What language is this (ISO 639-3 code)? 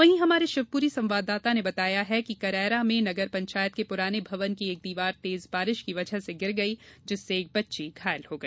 hin